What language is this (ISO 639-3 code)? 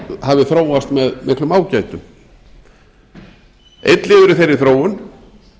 isl